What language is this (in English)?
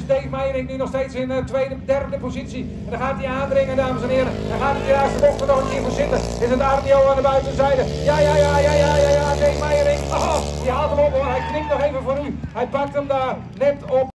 Dutch